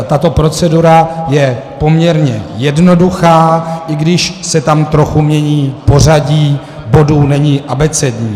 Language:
Czech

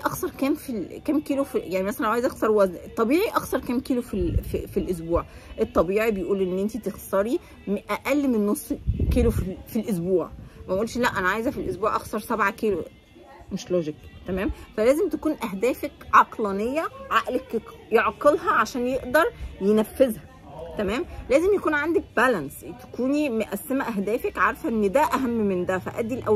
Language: Arabic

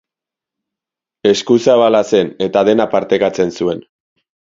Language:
Basque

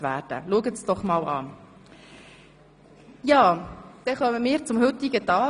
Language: Swiss German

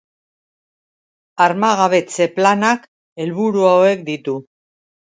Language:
Basque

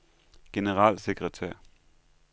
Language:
Danish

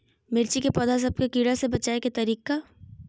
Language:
Magahi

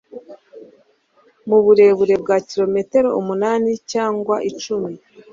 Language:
Kinyarwanda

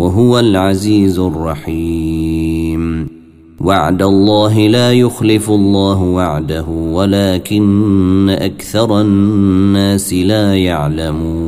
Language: Arabic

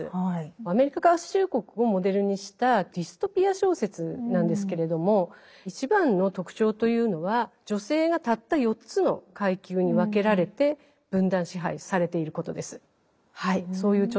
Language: Japanese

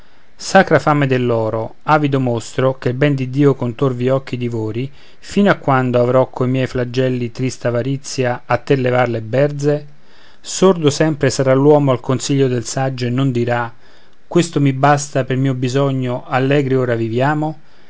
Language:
Italian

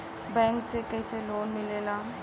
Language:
Bhojpuri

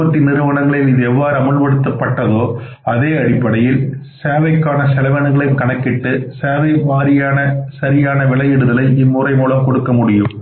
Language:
Tamil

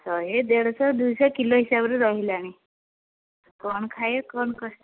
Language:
Odia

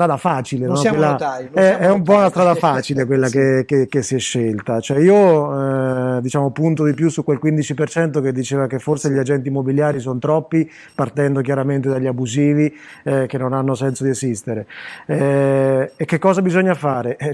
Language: Italian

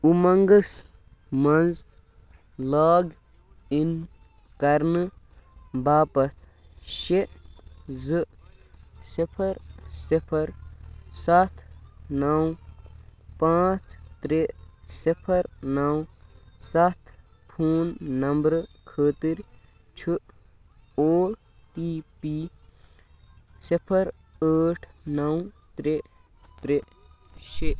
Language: Kashmiri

